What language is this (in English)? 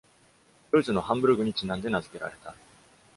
Japanese